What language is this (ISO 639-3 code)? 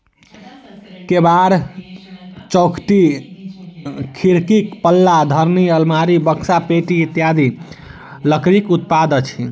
mai